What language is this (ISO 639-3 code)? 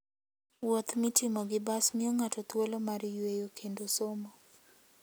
luo